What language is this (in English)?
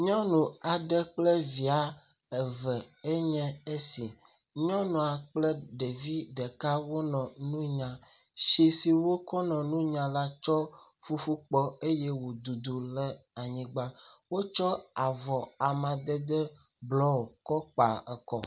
Ewe